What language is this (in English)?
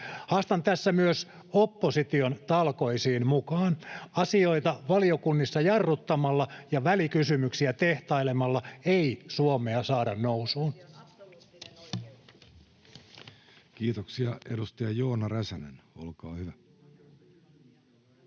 Finnish